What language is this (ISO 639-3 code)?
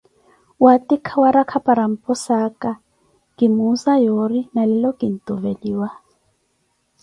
eko